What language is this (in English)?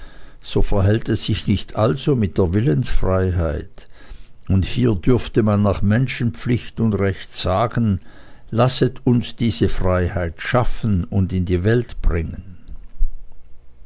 German